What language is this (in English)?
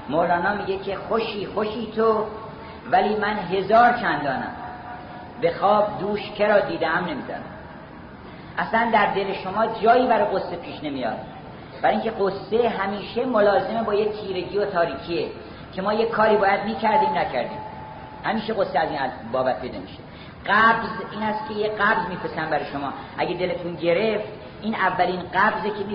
Persian